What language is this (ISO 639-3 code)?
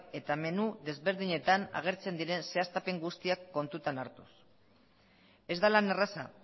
eus